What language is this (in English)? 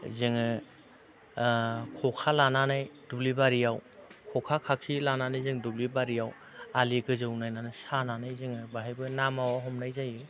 Bodo